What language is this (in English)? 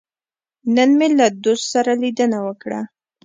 Pashto